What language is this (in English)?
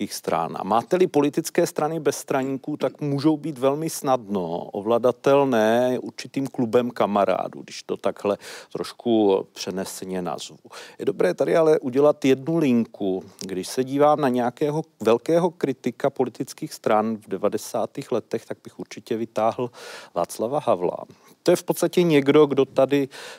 Czech